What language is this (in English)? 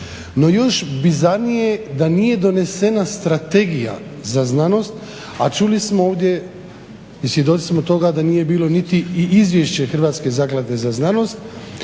Croatian